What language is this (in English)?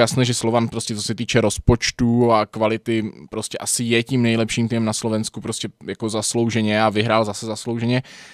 Czech